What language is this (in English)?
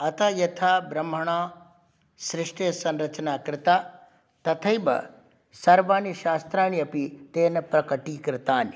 Sanskrit